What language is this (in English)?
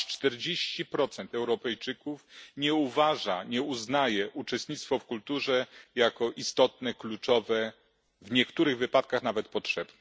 Polish